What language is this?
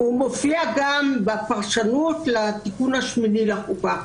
Hebrew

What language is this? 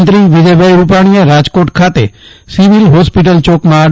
Gujarati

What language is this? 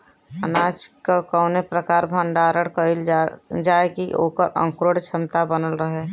Bhojpuri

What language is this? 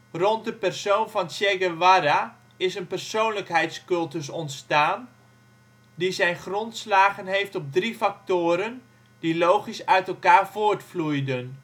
Dutch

